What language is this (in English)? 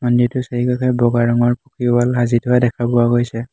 Assamese